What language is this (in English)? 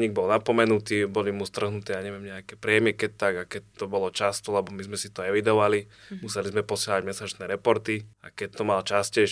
Slovak